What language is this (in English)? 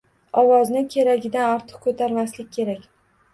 Uzbek